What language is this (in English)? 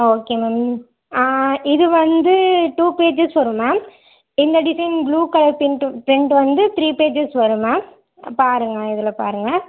Tamil